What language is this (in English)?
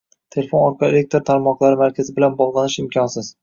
Uzbek